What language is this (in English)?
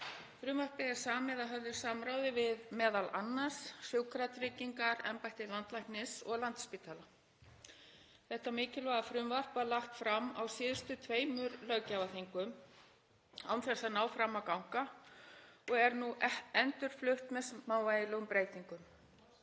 Icelandic